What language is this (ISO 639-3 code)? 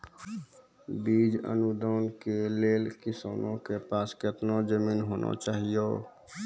mai